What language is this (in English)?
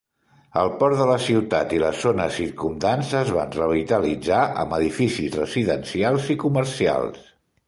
Catalan